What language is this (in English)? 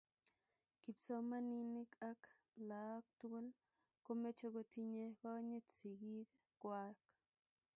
Kalenjin